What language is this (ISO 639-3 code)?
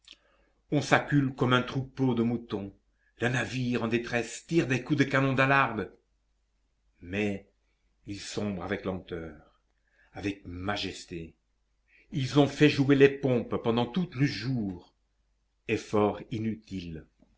fra